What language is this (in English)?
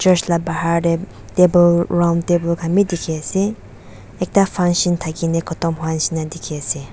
Naga Pidgin